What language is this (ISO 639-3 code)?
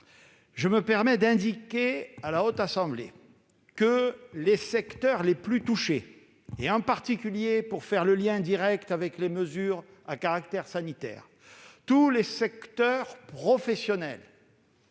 fra